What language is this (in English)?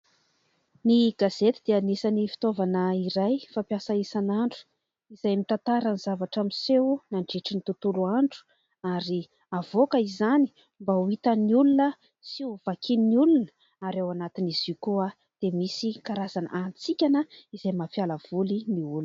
Malagasy